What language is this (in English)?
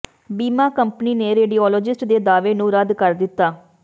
Punjabi